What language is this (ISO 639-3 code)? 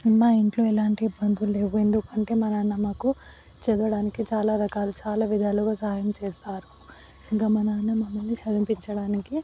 tel